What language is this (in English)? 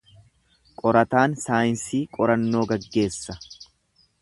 Oromo